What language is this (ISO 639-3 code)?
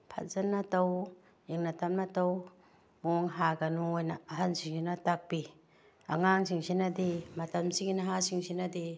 mni